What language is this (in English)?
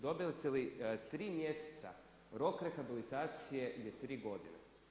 Croatian